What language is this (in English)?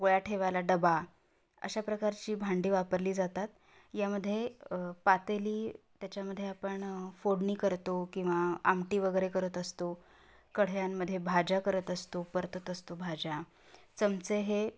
Marathi